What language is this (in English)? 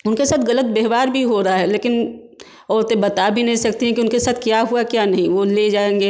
Hindi